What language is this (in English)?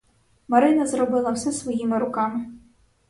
Ukrainian